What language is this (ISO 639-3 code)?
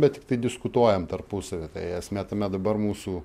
lit